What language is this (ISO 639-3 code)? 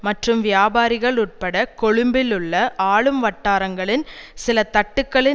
tam